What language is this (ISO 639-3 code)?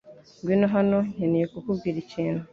kin